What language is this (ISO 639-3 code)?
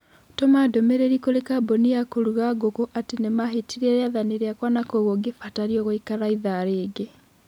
kik